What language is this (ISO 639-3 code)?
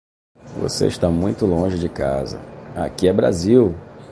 por